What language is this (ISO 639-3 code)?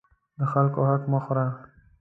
pus